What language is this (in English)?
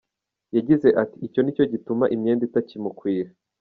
Kinyarwanda